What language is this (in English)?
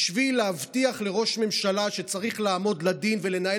Hebrew